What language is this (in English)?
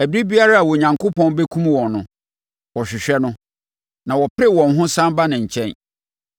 Akan